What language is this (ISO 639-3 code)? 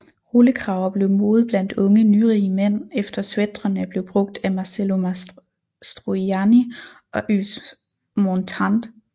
dan